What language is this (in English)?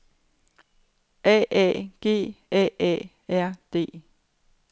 Danish